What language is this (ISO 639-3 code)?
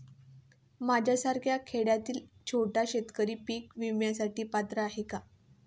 mar